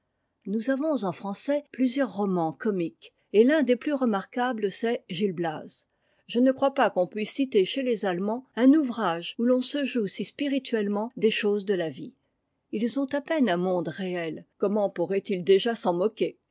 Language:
French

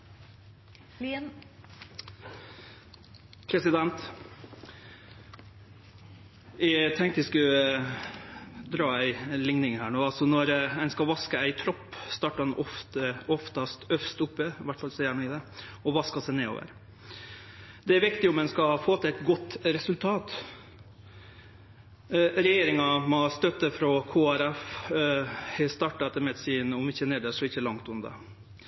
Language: Norwegian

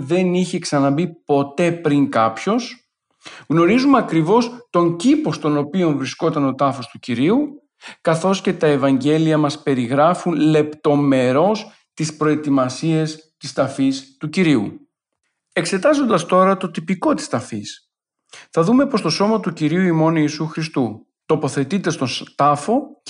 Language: Greek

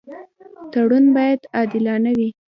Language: Pashto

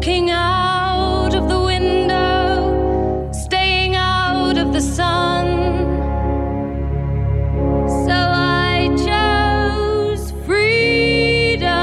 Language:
Ukrainian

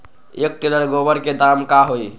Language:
Magahi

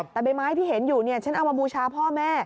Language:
Thai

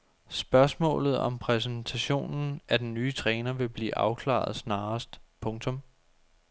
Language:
Danish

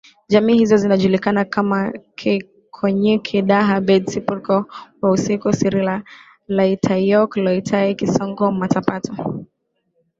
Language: Swahili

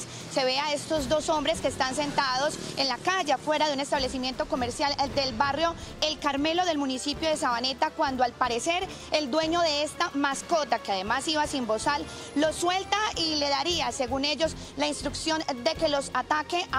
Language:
Spanish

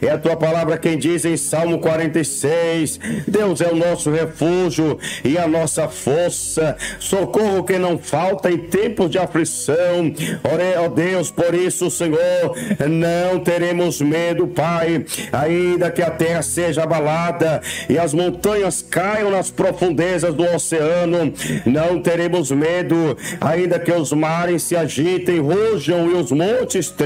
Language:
Portuguese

